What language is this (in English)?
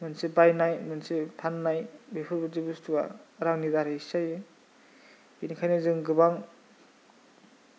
Bodo